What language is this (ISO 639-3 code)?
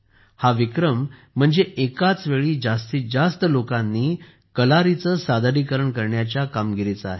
mar